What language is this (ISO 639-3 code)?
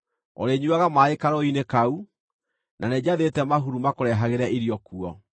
kik